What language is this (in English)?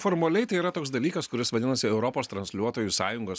Lithuanian